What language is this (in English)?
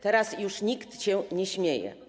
Polish